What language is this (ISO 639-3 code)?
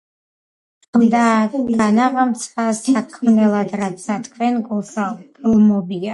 kat